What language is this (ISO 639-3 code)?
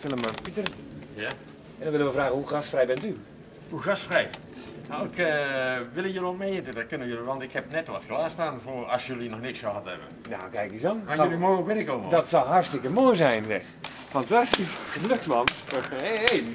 nld